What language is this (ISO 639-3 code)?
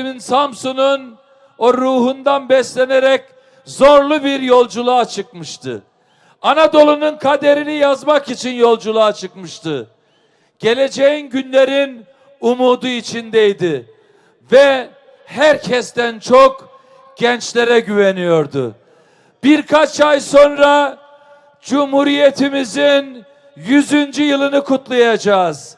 tur